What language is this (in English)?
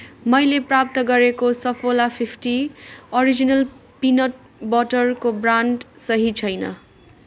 Nepali